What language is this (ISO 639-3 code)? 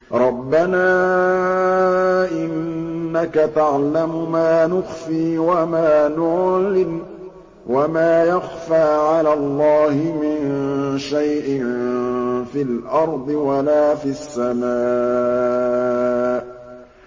ara